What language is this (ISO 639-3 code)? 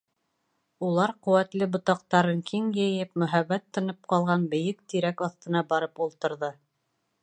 bak